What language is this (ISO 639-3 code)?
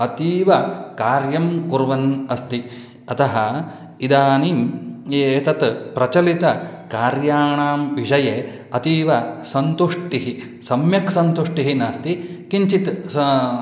san